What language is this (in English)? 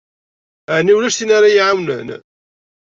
Kabyle